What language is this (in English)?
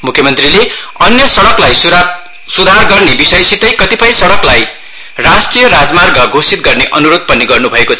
Nepali